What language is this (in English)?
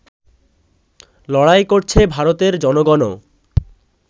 Bangla